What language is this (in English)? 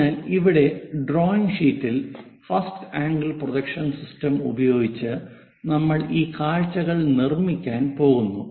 Malayalam